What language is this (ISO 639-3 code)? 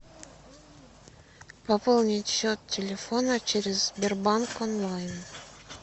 rus